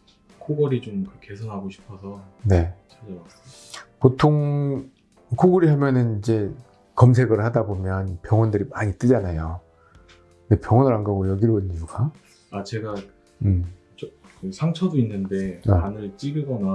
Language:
Korean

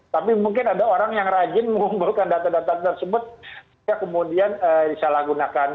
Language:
Indonesian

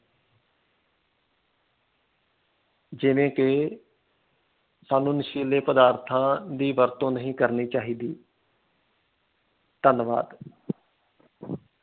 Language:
Punjabi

